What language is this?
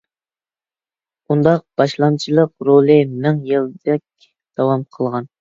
Uyghur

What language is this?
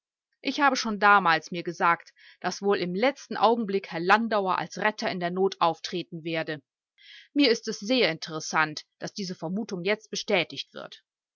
German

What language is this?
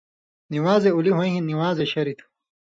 Indus Kohistani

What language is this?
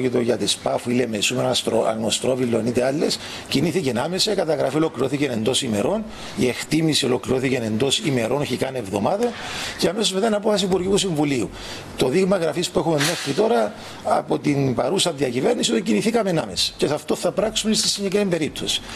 Greek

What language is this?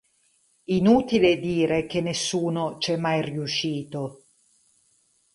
Italian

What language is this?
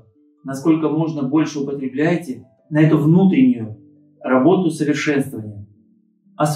Russian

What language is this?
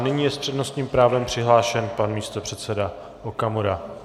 Czech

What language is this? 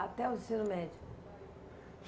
Portuguese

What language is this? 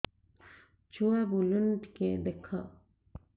Odia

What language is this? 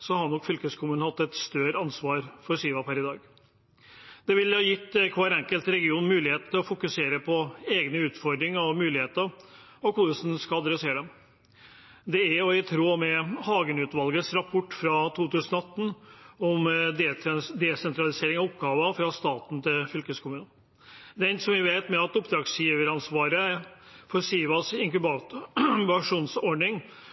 Norwegian Bokmål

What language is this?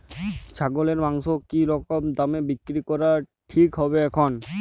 Bangla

